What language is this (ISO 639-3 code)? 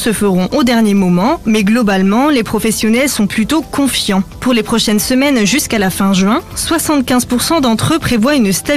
fra